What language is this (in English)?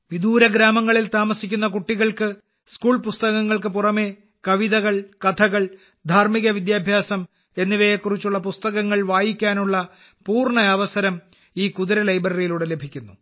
Malayalam